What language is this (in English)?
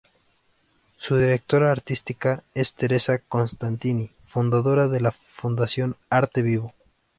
Spanish